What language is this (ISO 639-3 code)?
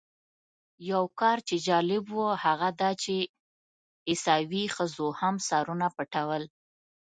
pus